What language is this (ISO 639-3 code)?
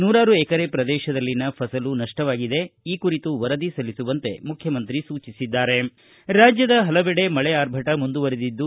kan